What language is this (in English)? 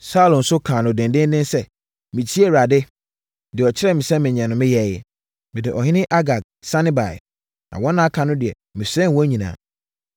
Akan